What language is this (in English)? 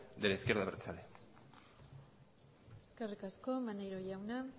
Basque